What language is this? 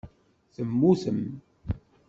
Kabyle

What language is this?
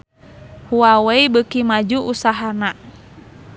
Sundanese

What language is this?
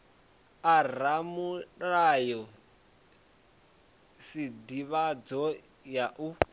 Venda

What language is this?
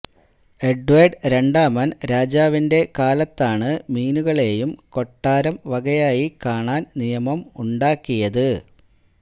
Malayalam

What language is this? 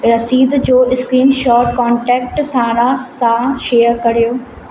Sindhi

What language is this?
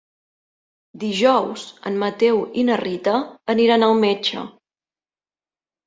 Catalan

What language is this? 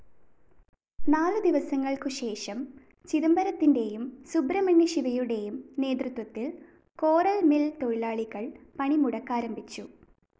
Malayalam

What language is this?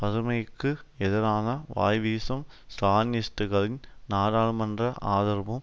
Tamil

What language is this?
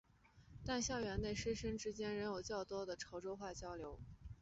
Chinese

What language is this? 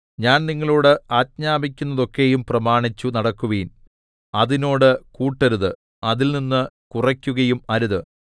Malayalam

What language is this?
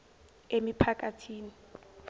Zulu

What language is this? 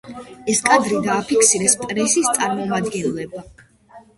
Georgian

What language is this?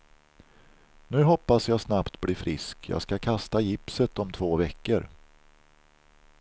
Swedish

